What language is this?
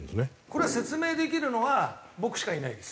Japanese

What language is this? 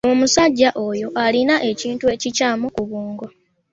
Ganda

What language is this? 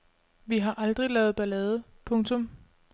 Danish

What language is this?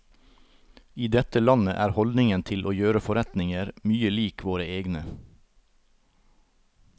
Norwegian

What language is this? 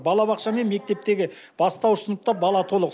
Kazakh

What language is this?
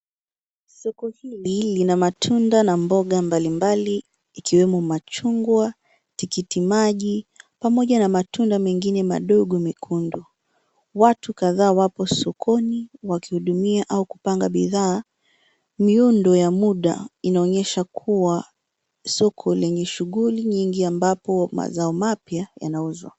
Swahili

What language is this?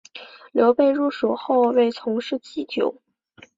Chinese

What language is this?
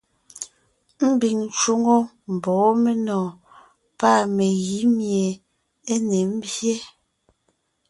Ngiemboon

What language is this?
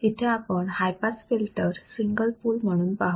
Marathi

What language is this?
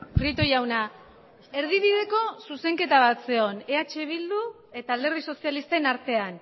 Basque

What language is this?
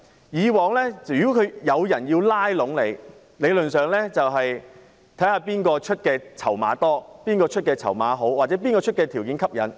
Cantonese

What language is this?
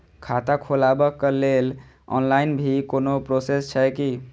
Maithili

